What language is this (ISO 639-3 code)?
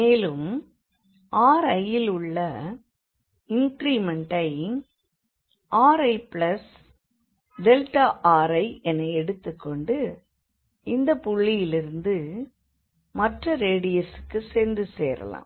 tam